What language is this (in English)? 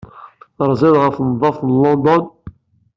Kabyle